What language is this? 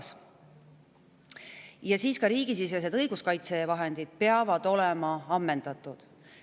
Estonian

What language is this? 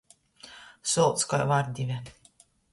Latgalian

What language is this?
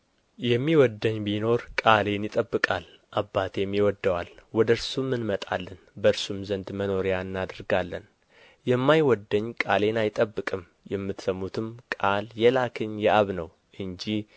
Amharic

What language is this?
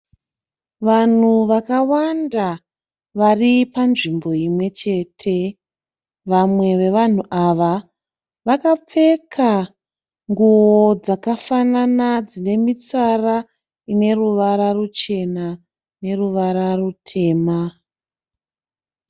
Shona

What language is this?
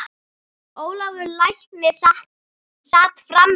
Icelandic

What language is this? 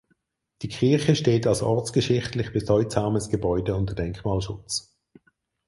German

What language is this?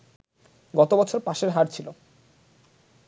Bangla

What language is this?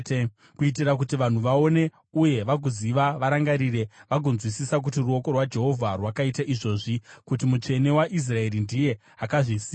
Shona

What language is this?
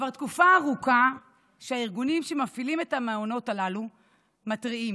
Hebrew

